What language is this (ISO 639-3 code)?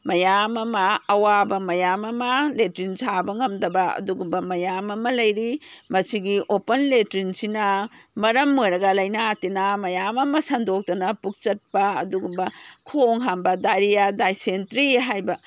mni